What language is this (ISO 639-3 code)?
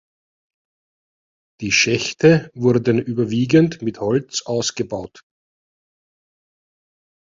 deu